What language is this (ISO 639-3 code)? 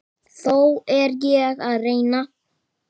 isl